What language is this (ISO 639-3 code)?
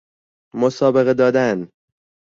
fas